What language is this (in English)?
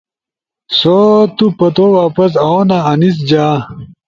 Ushojo